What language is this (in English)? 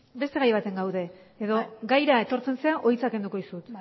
Basque